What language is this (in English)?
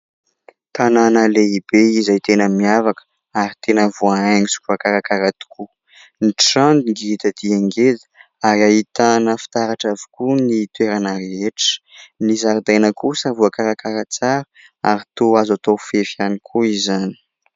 Malagasy